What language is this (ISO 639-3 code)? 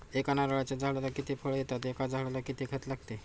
mar